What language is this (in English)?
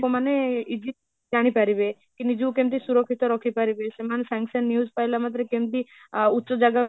Odia